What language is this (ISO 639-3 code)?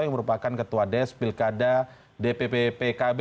ind